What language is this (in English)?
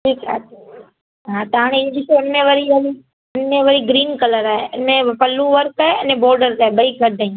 Sindhi